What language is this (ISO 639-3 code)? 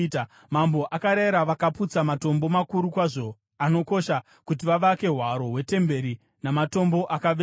sna